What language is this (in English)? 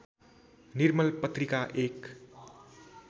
Nepali